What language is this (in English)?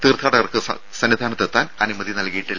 Malayalam